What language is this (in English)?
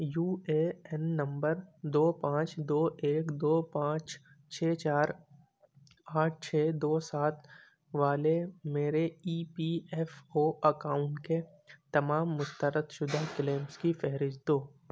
Urdu